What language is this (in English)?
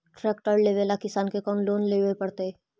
Magahi